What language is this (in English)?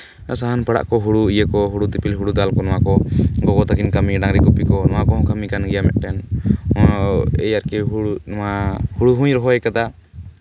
Santali